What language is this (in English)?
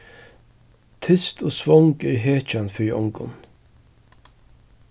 Faroese